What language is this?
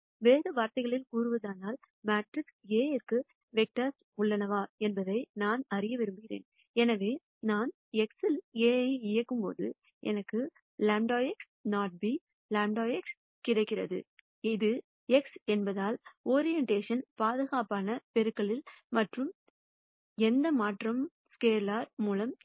Tamil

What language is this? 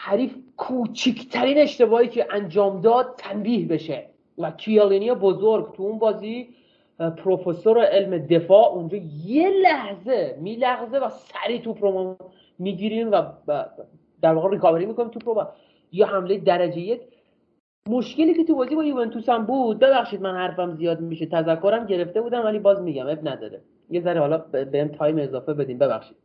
Persian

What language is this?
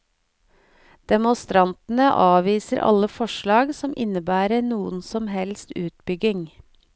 Norwegian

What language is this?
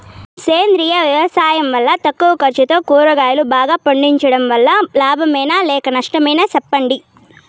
Telugu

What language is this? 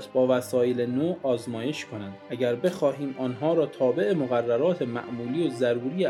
Persian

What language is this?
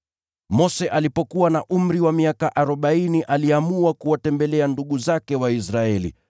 Swahili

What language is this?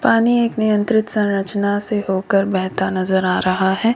Hindi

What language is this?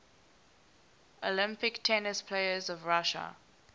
English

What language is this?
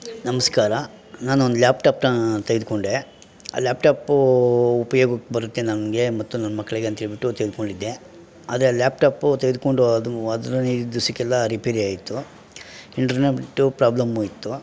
Kannada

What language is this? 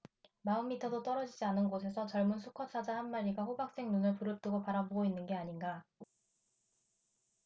Korean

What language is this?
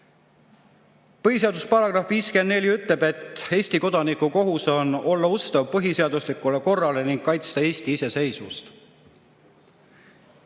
Estonian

